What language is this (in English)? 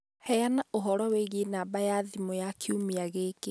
Kikuyu